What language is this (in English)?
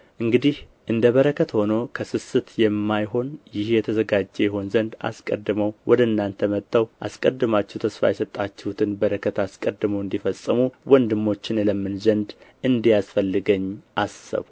Amharic